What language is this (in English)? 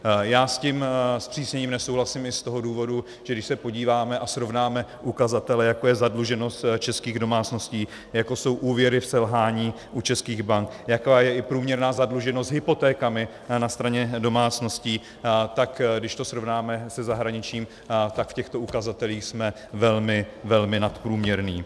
Czech